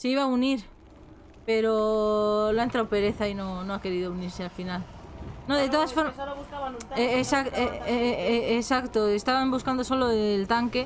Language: Spanish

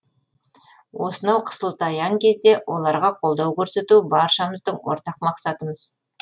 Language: Kazakh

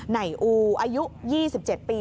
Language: Thai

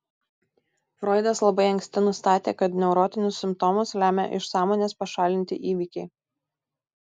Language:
Lithuanian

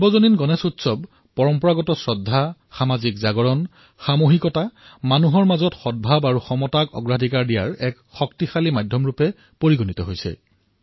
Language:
Assamese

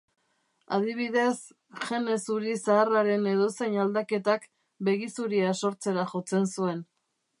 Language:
Basque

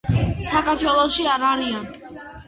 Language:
Georgian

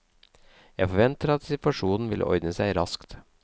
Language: Norwegian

